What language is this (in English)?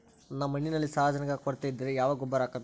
Kannada